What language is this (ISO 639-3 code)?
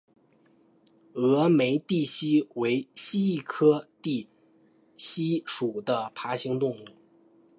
zho